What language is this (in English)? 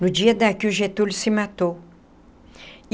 Portuguese